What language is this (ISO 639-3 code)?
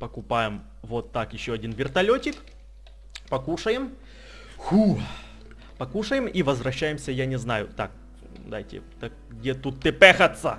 rus